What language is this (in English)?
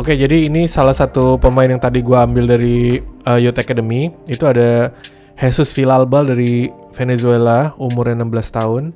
Indonesian